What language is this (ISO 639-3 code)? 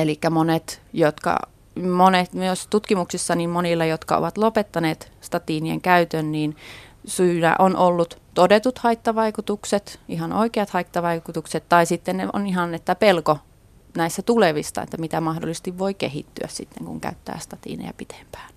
fin